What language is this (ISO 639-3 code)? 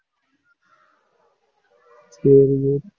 tam